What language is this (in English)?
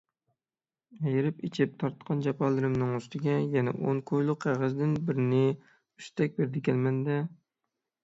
Uyghur